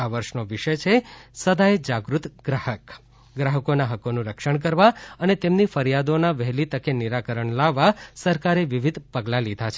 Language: Gujarati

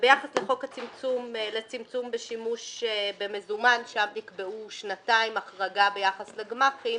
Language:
Hebrew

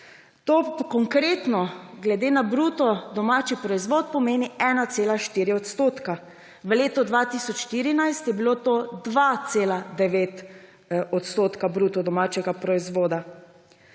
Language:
Slovenian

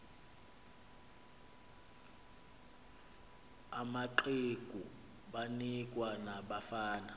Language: Xhosa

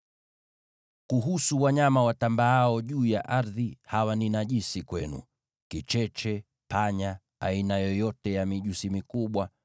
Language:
Swahili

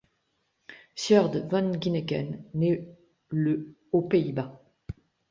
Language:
French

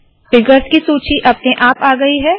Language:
Hindi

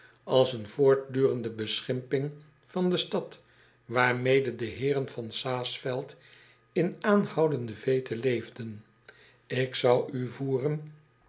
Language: Dutch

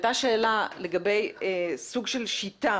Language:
Hebrew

